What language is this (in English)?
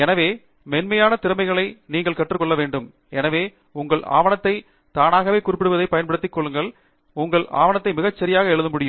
Tamil